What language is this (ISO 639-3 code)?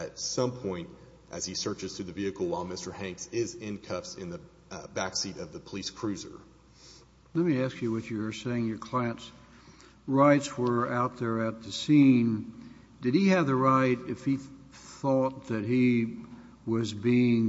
eng